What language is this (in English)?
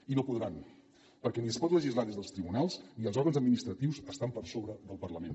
Catalan